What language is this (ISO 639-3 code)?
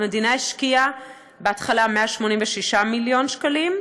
heb